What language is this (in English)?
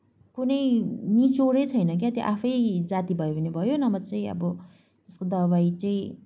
Nepali